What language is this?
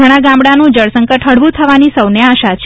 Gujarati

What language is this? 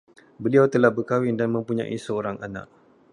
Malay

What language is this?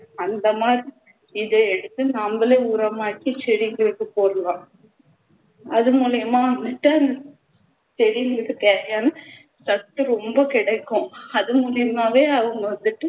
Tamil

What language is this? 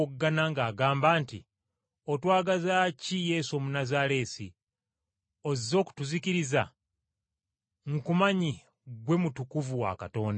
Ganda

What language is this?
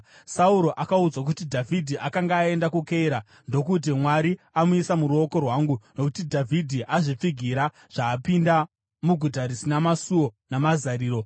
Shona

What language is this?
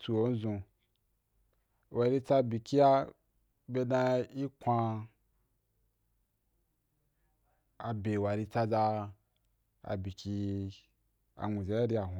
Wapan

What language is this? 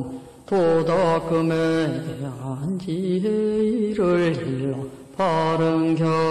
Korean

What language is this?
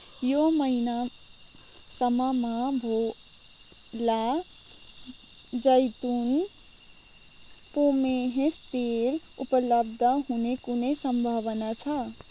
Nepali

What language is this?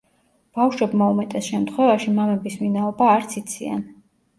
Georgian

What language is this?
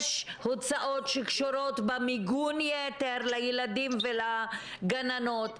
Hebrew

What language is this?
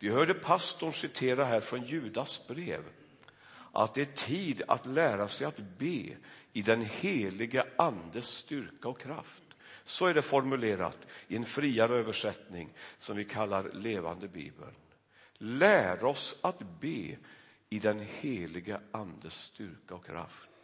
Swedish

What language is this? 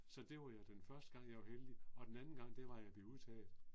Danish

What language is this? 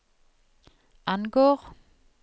Norwegian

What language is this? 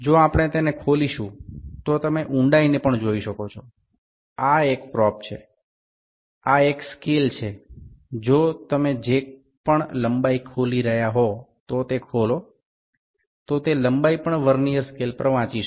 Gujarati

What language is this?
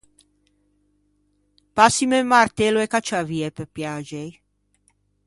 Ligurian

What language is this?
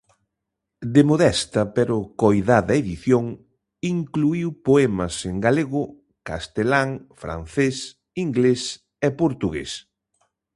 Galician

